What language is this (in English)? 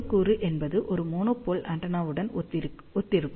Tamil